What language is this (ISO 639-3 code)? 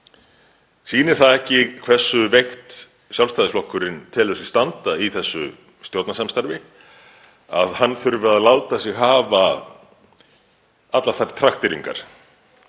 isl